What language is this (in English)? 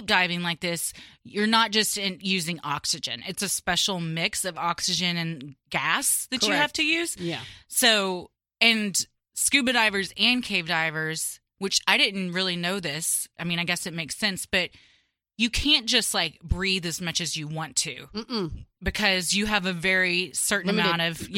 English